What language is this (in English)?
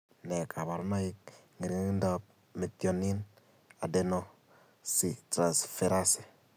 Kalenjin